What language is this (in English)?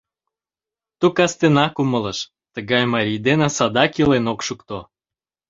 Mari